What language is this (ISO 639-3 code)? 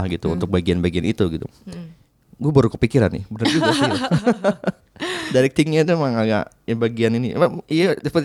ind